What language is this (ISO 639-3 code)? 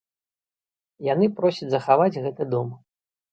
bel